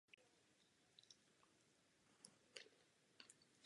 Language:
Czech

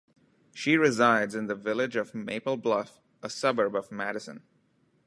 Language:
English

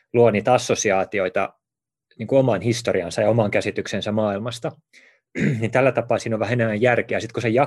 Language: Finnish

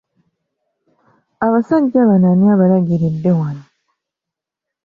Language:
Ganda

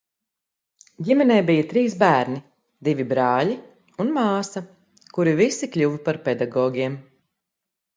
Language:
Latvian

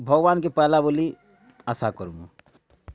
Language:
Odia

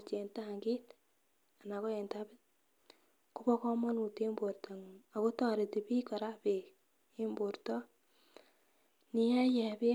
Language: Kalenjin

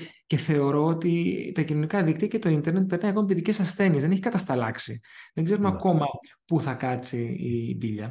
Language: Greek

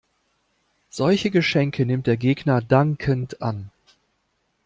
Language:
German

